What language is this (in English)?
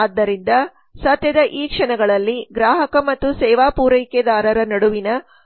Kannada